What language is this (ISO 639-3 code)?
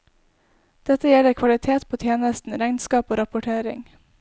nor